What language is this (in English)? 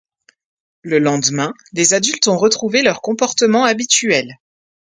French